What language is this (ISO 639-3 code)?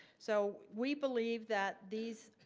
eng